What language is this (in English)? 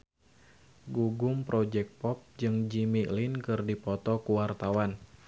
Sundanese